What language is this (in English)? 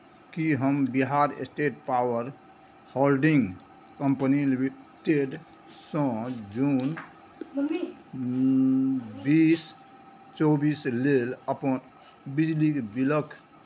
Maithili